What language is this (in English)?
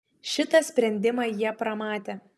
Lithuanian